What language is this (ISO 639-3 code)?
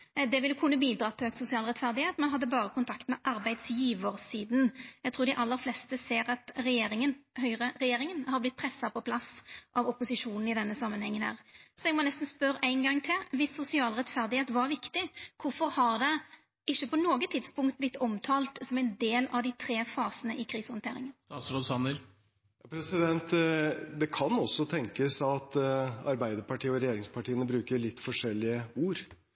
nor